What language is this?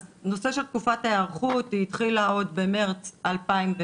Hebrew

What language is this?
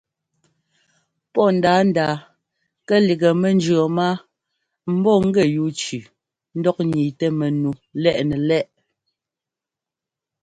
Ngomba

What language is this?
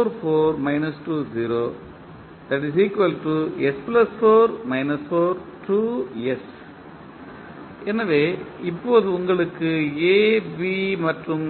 Tamil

